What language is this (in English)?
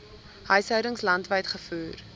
Afrikaans